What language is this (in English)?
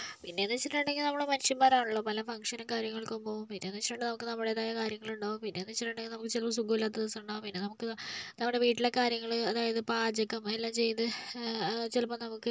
Malayalam